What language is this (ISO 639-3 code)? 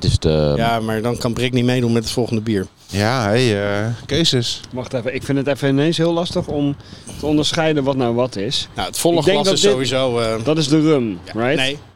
nld